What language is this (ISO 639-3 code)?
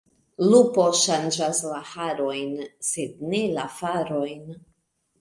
epo